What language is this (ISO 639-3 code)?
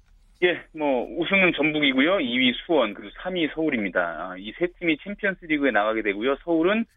kor